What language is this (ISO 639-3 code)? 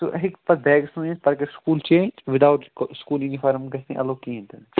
kas